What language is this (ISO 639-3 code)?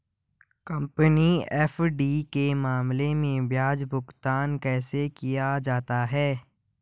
hin